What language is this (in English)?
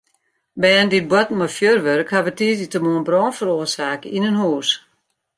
Western Frisian